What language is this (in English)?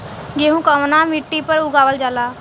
Bhojpuri